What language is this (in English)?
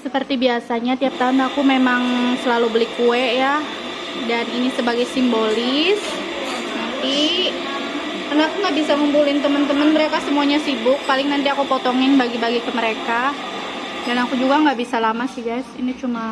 Indonesian